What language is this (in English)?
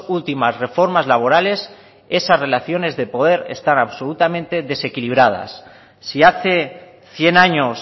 Spanish